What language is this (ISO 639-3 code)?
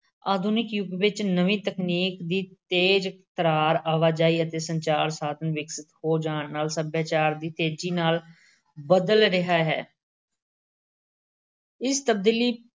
pan